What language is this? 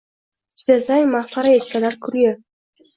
Uzbek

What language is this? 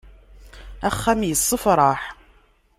Kabyle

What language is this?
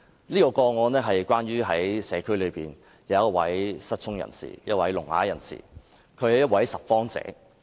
Cantonese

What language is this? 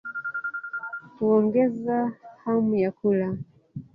Swahili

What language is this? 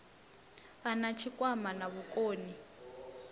Venda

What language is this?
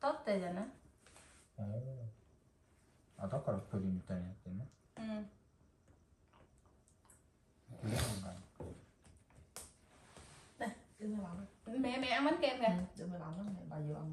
Vietnamese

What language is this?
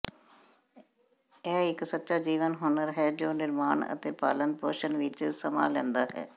Punjabi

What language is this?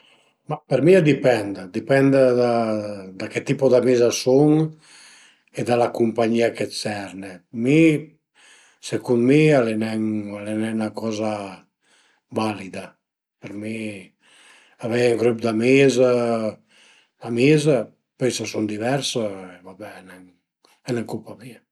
Piedmontese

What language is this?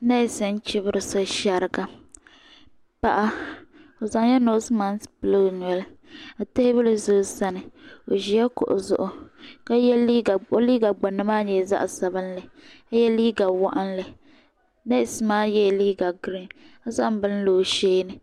Dagbani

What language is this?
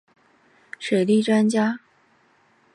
Chinese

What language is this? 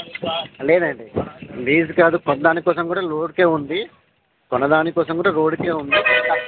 Telugu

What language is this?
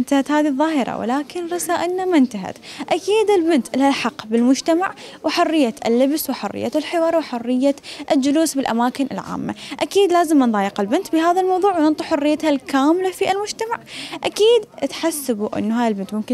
Arabic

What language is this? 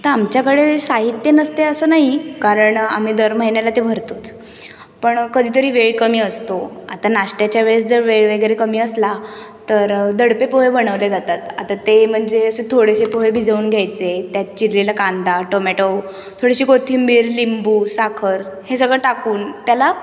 Marathi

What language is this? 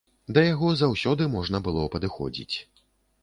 Belarusian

